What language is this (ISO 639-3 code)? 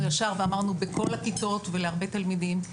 heb